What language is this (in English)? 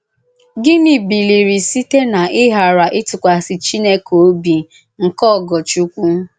Igbo